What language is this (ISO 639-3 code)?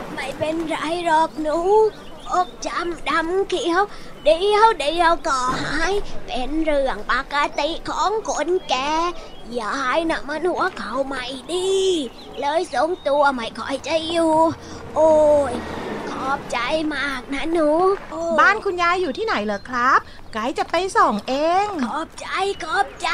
tha